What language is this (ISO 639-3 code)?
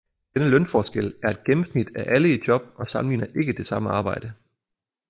dan